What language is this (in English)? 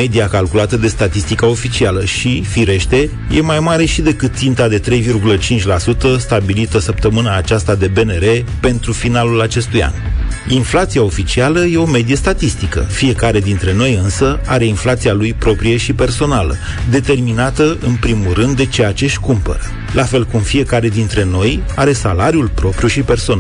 Romanian